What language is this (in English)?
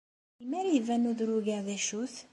Kabyle